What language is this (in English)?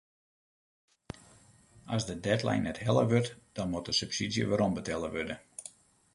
Western Frisian